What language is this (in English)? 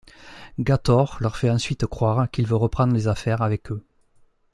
French